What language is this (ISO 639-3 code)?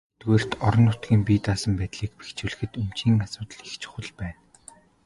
mon